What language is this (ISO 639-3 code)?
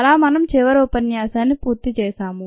tel